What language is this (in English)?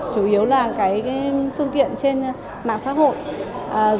Vietnamese